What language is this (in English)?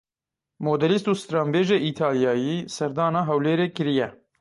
Kurdish